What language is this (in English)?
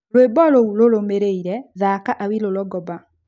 Kikuyu